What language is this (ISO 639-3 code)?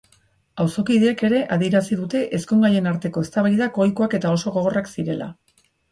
eus